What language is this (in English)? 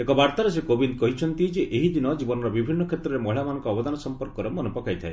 Odia